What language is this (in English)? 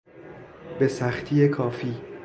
Persian